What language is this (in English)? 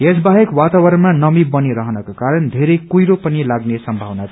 Nepali